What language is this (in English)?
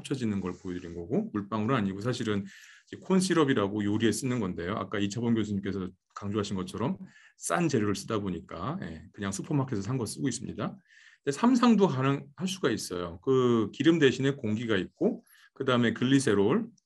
Korean